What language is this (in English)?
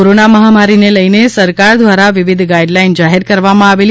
Gujarati